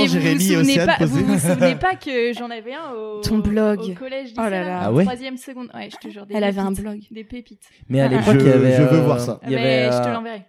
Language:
French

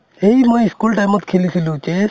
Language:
Assamese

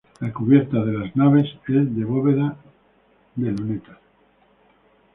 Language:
Spanish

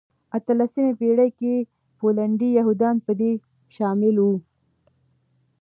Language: Pashto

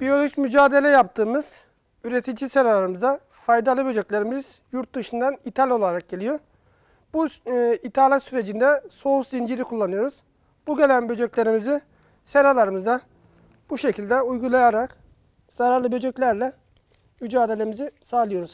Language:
Turkish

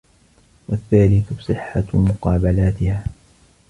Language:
Arabic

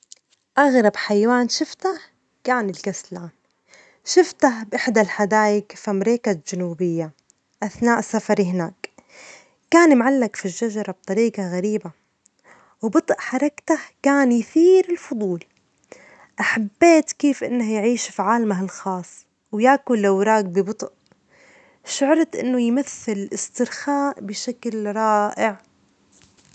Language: Omani Arabic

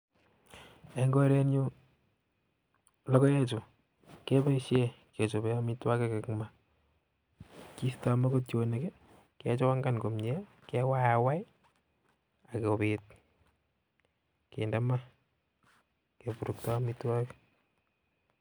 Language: Kalenjin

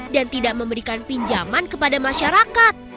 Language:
Indonesian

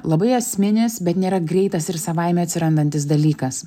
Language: Lithuanian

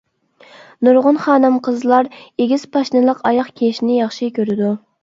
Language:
Uyghur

